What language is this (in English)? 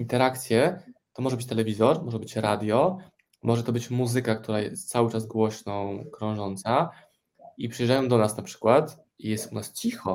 Polish